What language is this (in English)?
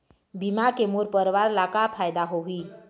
Chhattisgarhi